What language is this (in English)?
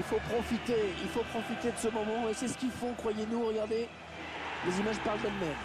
French